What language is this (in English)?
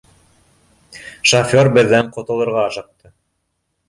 Bashkir